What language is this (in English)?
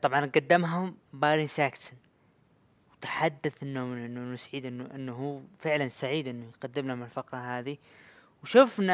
Arabic